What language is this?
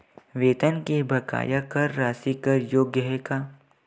Chhattisgarhi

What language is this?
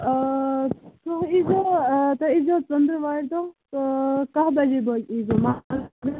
Kashmiri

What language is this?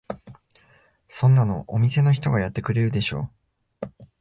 Japanese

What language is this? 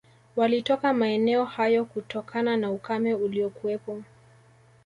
Swahili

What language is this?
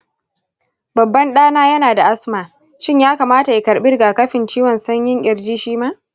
Hausa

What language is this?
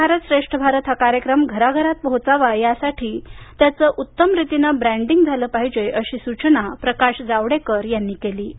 Marathi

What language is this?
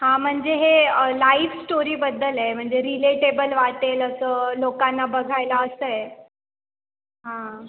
Marathi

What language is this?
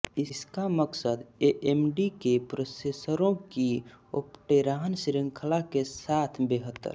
Hindi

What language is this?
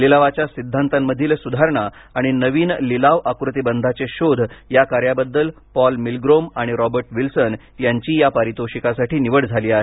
Marathi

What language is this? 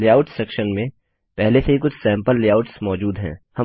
Hindi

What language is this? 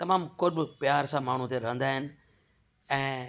Sindhi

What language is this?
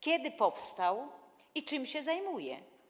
Polish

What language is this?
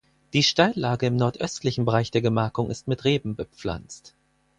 German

